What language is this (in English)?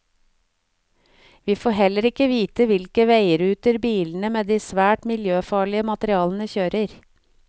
Norwegian